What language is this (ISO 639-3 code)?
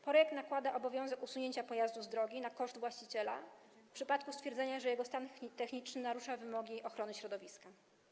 pol